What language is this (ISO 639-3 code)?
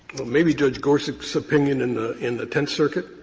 eng